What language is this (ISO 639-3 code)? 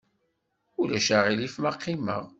kab